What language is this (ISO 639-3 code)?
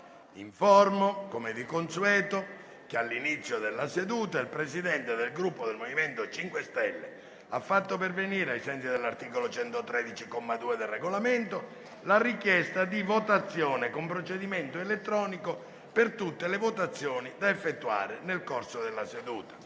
ita